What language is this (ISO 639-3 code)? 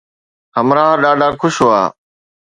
snd